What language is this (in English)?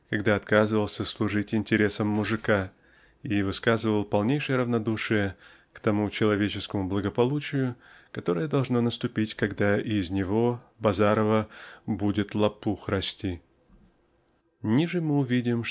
Russian